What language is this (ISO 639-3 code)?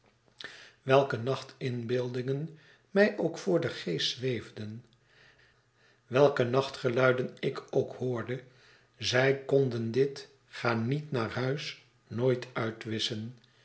nld